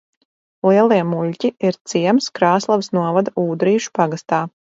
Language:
Latvian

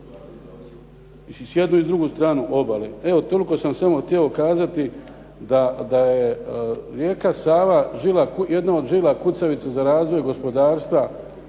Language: Croatian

